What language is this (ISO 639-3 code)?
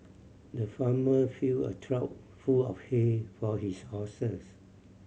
eng